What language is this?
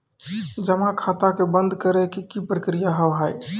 Maithili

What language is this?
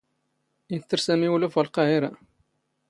Standard Moroccan Tamazight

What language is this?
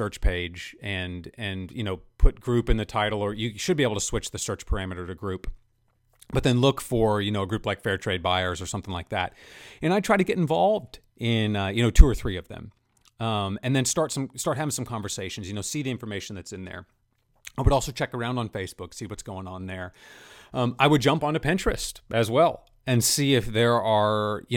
English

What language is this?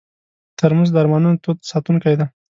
Pashto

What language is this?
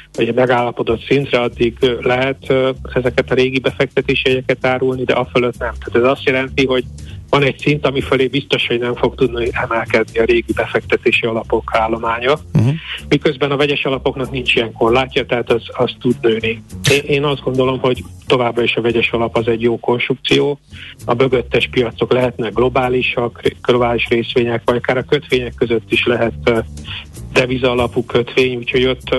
Hungarian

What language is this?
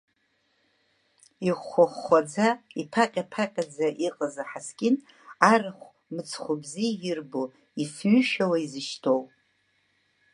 Abkhazian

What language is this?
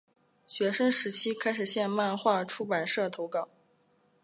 Chinese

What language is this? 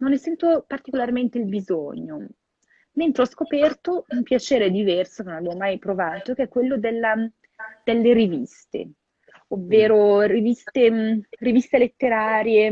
Italian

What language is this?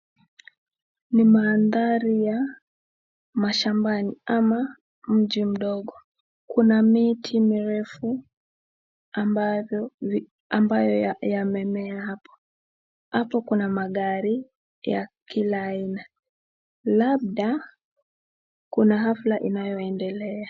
Swahili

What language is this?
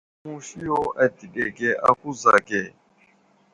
Wuzlam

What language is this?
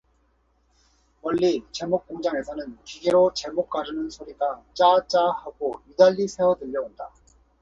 Korean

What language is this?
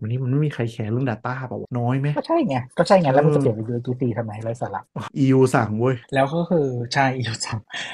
Thai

